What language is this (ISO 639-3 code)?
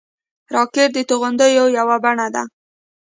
pus